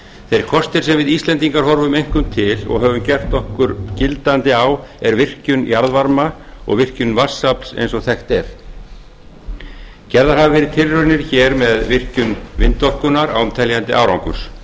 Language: Icelandic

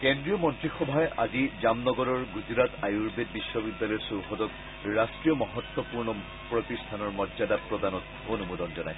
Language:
Assamese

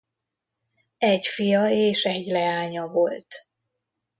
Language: Hungarian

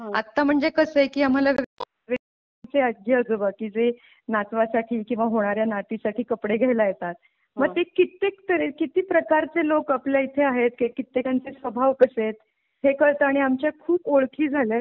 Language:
Marathi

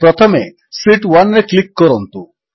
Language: Odia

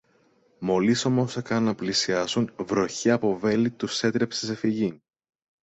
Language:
Greek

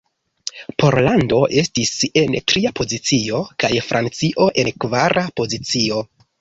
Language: Esperanto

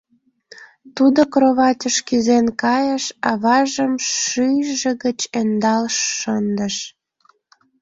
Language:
Mari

